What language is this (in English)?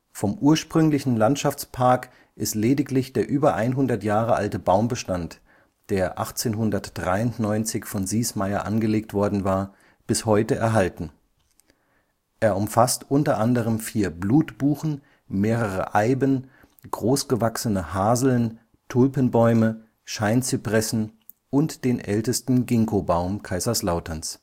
German